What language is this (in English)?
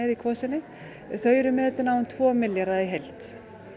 Icelandic